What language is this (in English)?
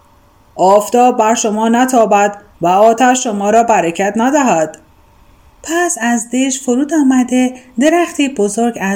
Persian